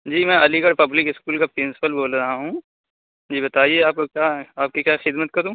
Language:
Urdu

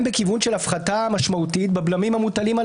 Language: Hebrew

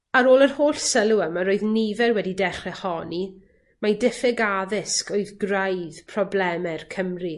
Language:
Welsh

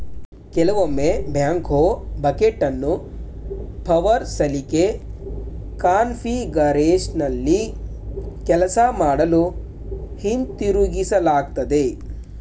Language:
Kannada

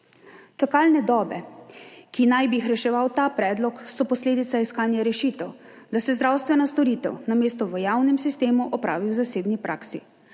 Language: Slovenian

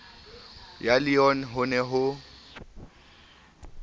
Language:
Southern Sotho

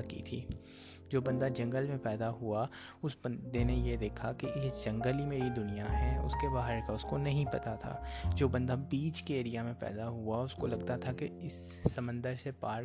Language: Urdu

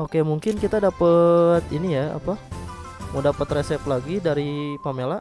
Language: Indonesian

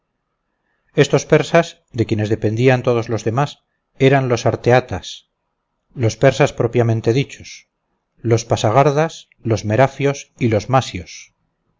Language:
Spanish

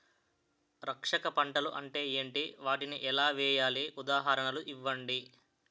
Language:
Telugu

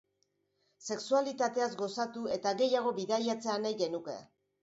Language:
Basque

